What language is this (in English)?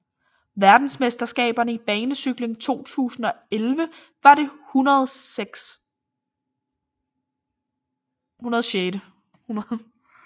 Danish